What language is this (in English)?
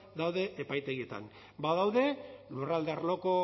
Basque